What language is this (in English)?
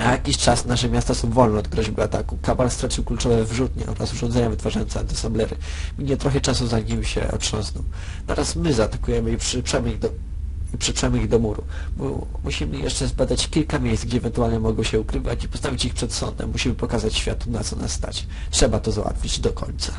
Polish